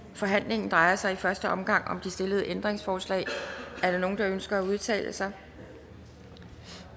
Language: Danish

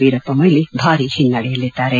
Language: Kannada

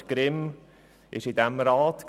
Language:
Swiss German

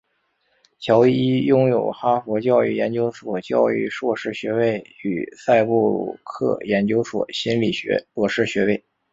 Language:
Chinese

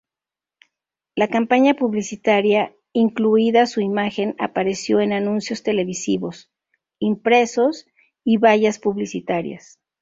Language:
Spanish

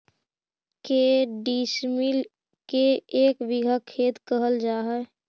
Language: Magahi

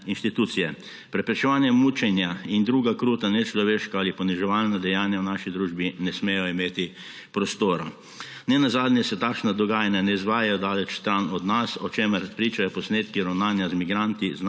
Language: Slovenian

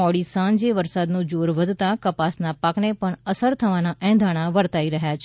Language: Gujarati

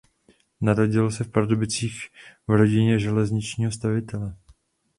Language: Czech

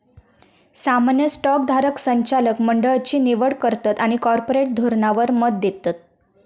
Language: Marathi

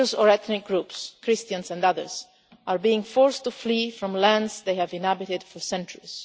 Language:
English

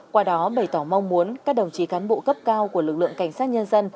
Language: Vietnamese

